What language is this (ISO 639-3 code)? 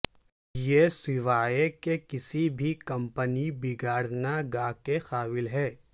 urd